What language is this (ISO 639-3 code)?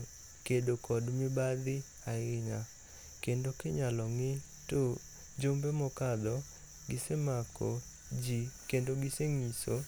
luo